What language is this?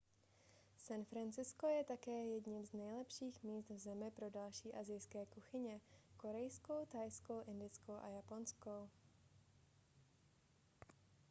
Czech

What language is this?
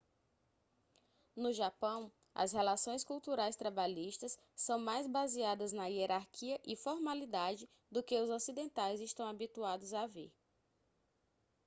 Portuguese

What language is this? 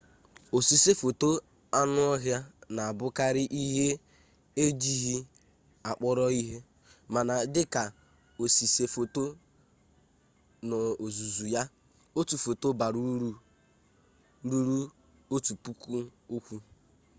Igbo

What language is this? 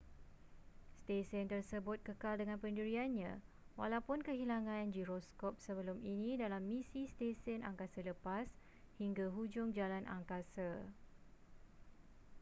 Malay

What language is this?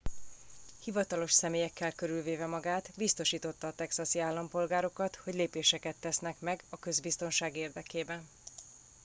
Hungarian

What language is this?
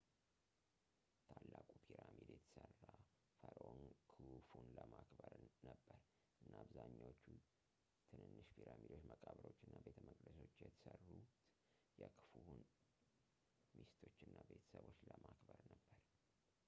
Amharic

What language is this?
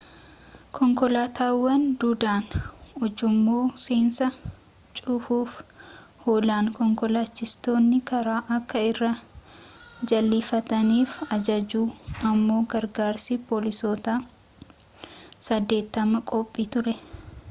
Oromo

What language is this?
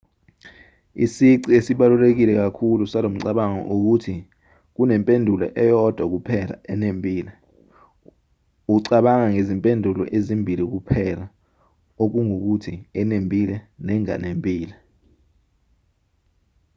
Zulu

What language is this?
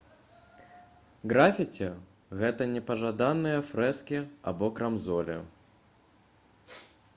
Belarusian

